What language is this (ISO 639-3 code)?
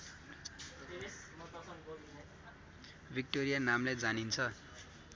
nep